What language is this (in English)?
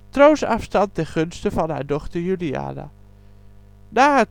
Dutch